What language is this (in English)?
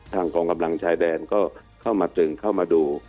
Thai